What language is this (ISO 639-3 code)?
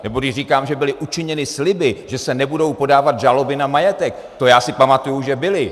ces